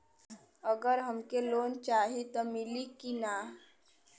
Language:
Bhojpuri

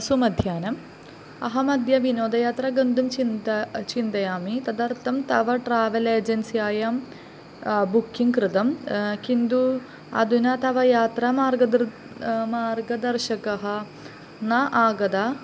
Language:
Sanskrit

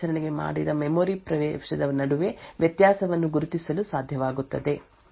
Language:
Kannada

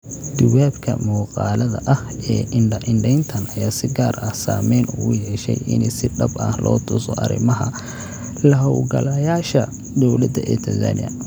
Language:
Somali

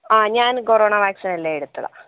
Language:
Malayalam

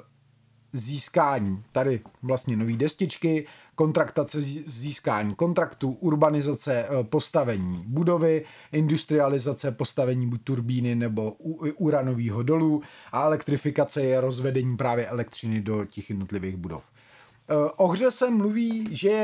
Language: Czech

